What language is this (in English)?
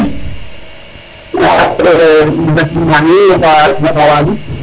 Serer